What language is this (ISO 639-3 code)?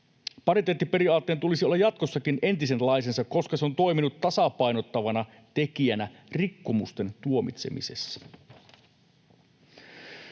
fin